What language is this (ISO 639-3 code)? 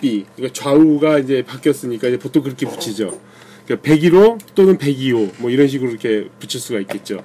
kor